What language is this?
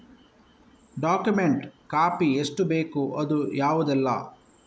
Kannada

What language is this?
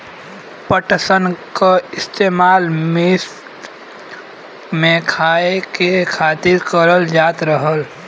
Bhojpuri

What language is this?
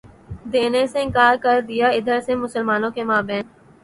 Urdu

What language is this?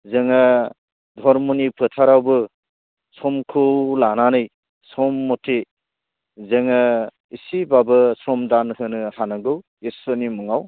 Bodo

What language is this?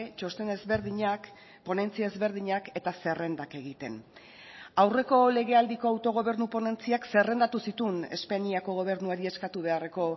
Basque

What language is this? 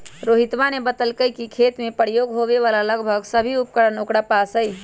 Magahi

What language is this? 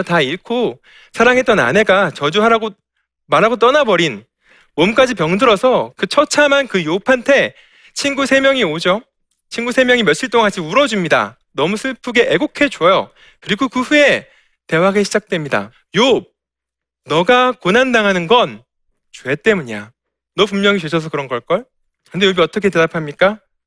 Korean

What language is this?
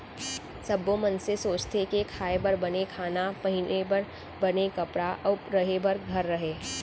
Chhattisgarhi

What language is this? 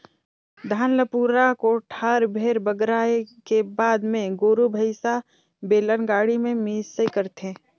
Chhattisgarhi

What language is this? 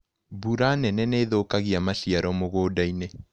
Kikuyu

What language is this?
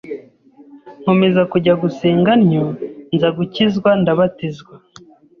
Kinyarwanda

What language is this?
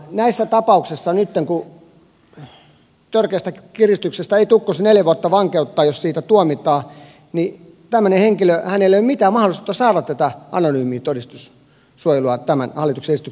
Finnish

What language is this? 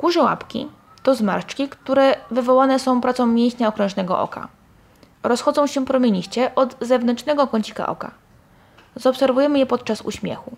Polish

